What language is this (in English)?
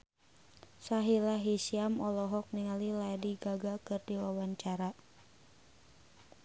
Sundanese